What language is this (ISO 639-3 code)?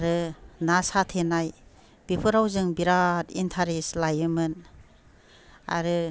brx